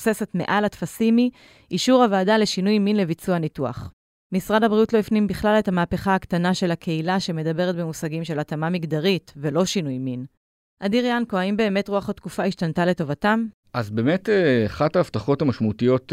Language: Hebrew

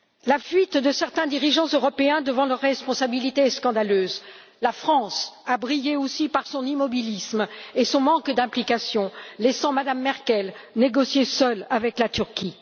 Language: French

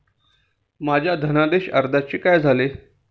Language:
Marathi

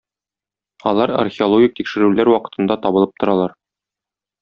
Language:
Tatar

